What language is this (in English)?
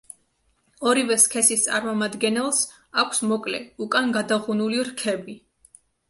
Georgian